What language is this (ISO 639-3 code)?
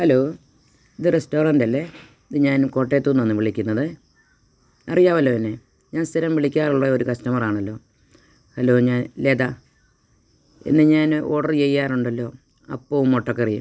mal